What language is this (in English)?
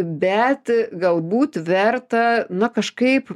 Lithuanian